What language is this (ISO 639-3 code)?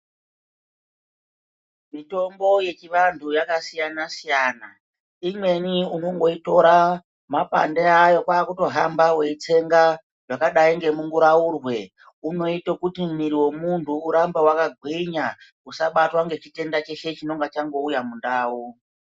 ndc